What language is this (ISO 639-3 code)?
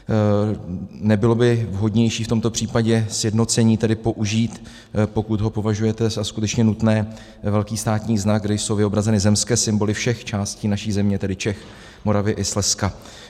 ces